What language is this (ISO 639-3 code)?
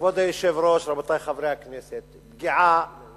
heb